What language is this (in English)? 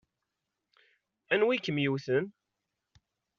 Kabyle